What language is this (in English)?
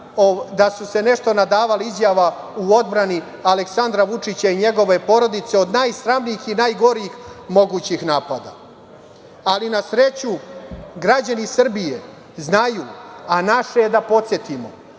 Serbian